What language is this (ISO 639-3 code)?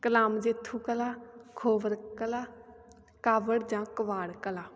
pan